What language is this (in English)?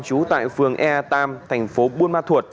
Vietnamese